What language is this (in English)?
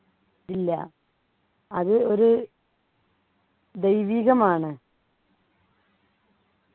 Malayalam